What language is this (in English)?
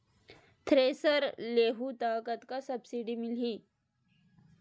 Chhattisgarhi